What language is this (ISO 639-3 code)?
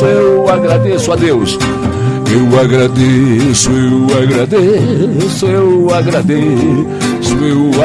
por